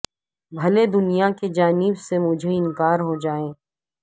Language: Urdu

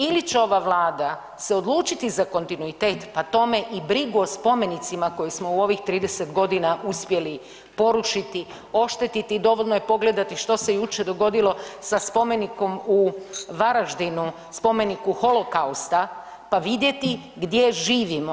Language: Croatian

